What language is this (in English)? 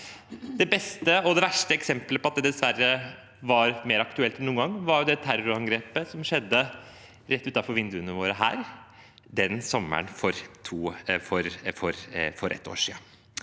Norwegian